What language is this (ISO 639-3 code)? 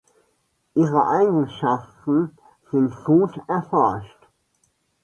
deu